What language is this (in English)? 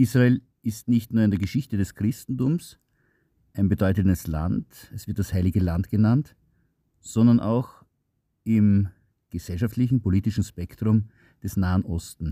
German